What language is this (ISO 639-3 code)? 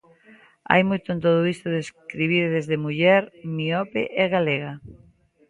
glg